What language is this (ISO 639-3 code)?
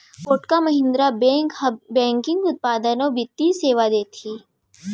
hne